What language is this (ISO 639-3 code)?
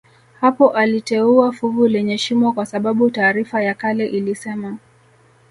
swa